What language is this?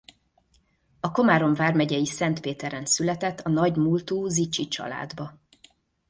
Hungarian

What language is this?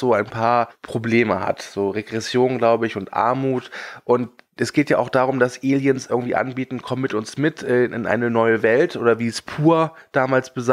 German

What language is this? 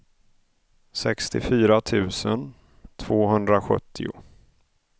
Swedish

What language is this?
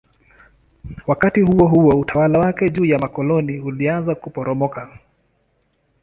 Swahili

